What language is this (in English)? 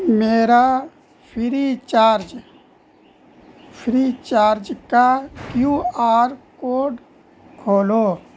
Urdu